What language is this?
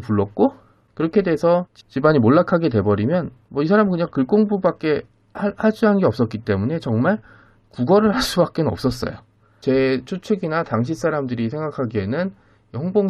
Korean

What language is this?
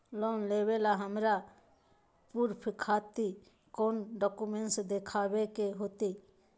Magahi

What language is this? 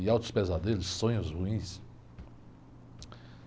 Portuguese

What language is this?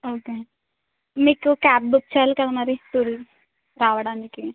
Telugu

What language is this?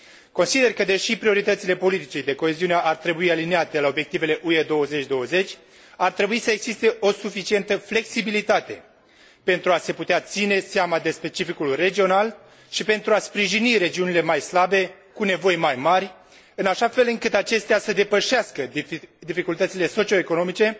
Romanian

